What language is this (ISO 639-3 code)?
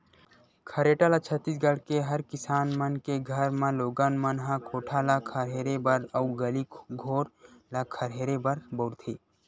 hne